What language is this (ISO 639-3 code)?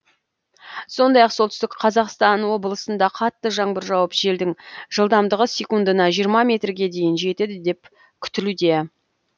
kaz